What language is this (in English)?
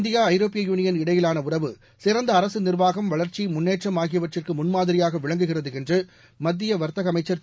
Tamil